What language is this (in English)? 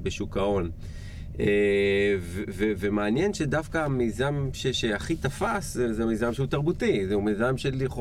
Hebrew